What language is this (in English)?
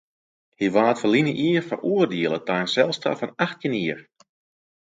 Western Frisian